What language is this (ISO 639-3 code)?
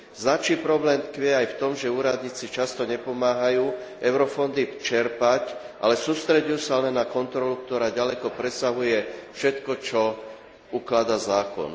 slk